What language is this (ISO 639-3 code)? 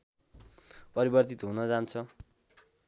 nep